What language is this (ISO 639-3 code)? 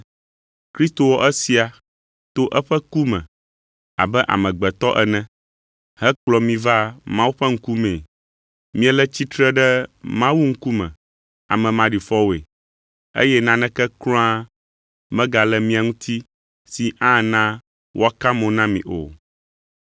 ewe